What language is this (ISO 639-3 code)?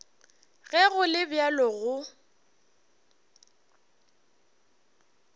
nso